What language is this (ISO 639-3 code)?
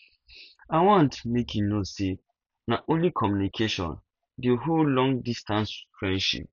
pcm